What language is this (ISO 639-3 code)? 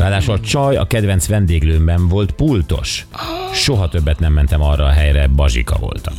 hun